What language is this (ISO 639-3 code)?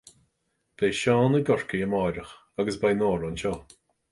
gle